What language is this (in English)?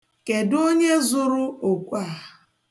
Igbo